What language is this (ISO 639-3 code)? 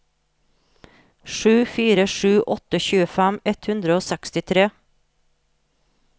nor